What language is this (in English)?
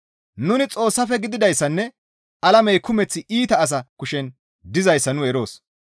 Gamo